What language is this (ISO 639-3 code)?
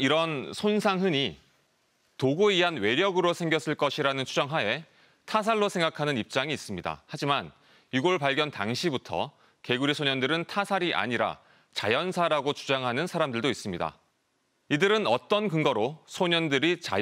kor